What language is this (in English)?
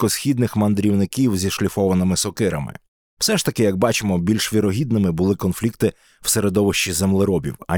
Ukrainian